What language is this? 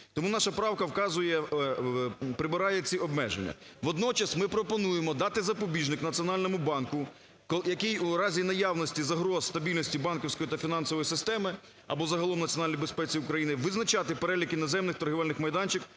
Ukrainian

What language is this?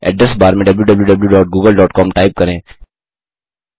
Hindi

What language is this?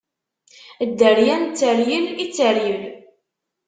Kabyle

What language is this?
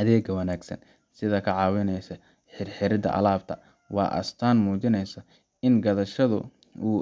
Somali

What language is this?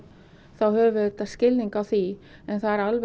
Icelandic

